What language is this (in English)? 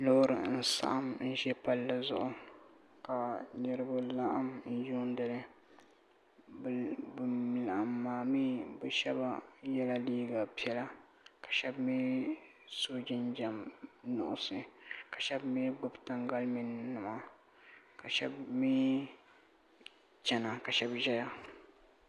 Dagbani